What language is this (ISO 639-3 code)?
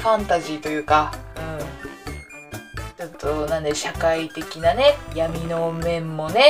jpn